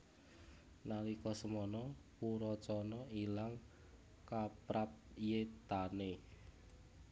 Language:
Javanese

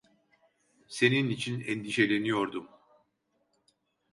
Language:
Turkish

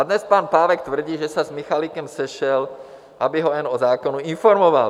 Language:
Czech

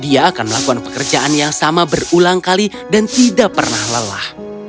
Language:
Indonesian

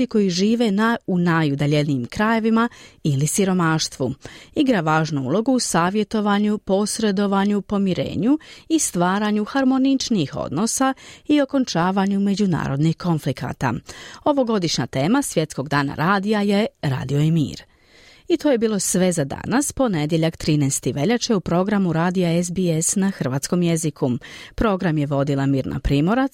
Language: Croatian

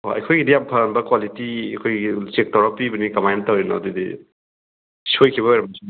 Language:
Manipuri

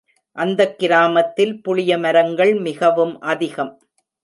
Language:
Tamil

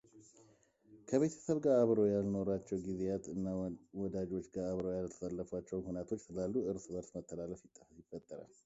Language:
Amharic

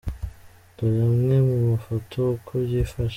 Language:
Kinyarwanda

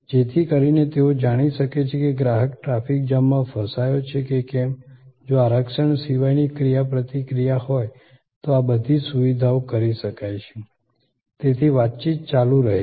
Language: Gujarati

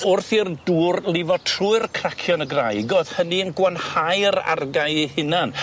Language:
Welsh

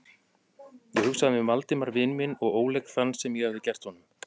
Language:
Icelandic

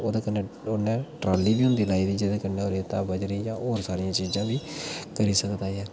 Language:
Dogri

